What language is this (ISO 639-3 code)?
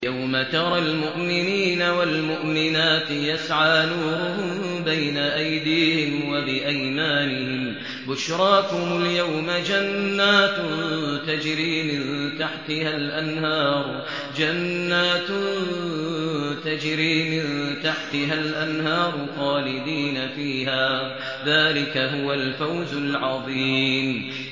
ara